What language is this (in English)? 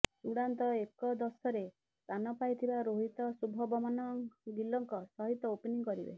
Odia